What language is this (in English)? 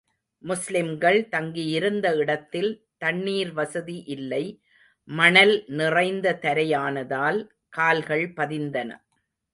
Tamil